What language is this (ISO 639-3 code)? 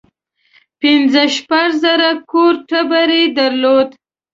pus